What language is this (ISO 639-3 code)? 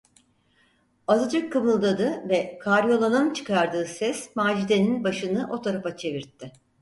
tur